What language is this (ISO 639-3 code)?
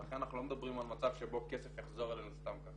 heb